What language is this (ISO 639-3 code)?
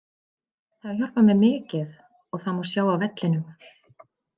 isl